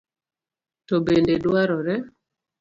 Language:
Luo (Kenya and Tanzania)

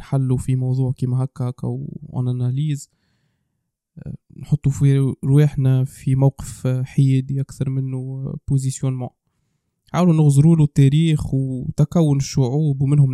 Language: Arabic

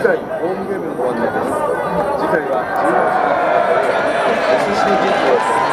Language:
Japanese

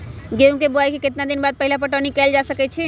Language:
Magahi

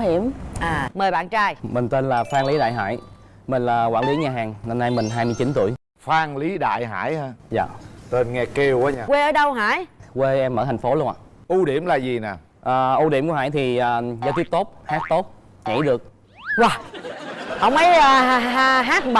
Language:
Vietnamese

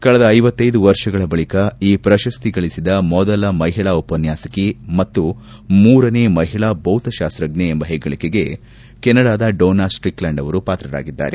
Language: Kannada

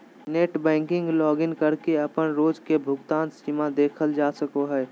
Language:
Magahi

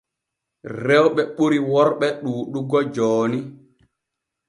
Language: Borgu Fulfulde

